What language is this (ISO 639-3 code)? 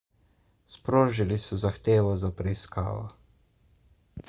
slv